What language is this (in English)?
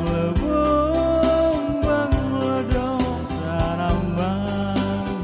Spanish